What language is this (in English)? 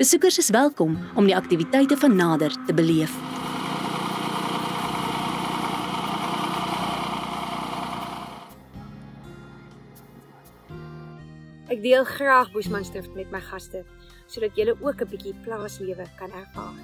Dutch